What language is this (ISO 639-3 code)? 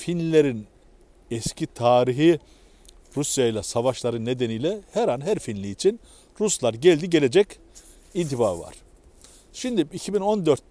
tur